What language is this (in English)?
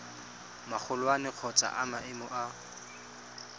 Tswana